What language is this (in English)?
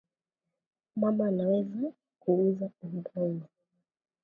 Swahili